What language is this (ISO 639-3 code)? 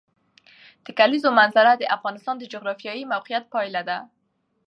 pus